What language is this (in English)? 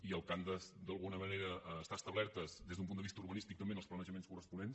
Catalan